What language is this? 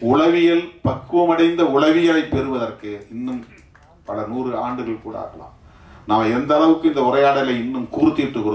Korean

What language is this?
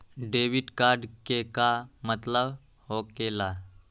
Magahi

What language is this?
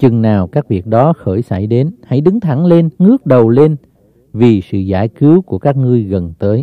Vietnamese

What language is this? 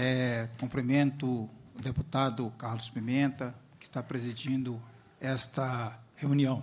Portuguese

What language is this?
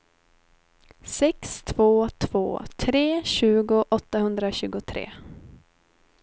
Swedish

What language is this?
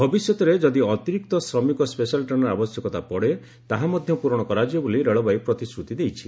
Odia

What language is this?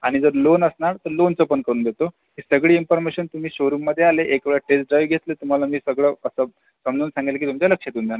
Marathi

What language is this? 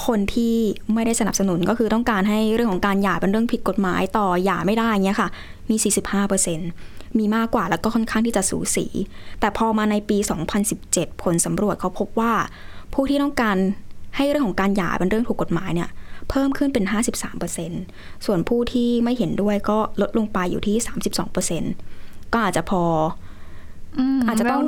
Thai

